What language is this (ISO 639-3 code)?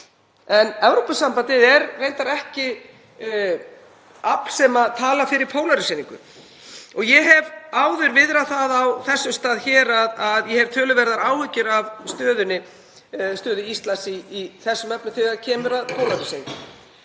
isl